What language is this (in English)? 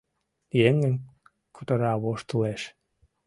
Mari